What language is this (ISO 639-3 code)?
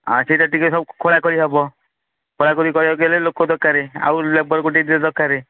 ori